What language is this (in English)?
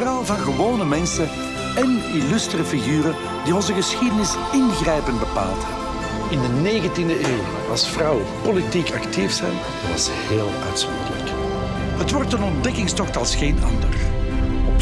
Dutch